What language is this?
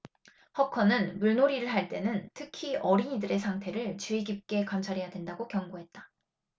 Korean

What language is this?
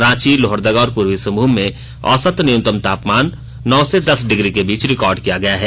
Hindi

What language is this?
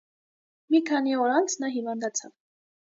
Armenian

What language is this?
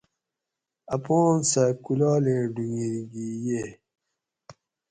Gawri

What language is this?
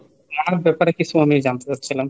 Bangla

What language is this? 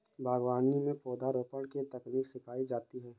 Hindi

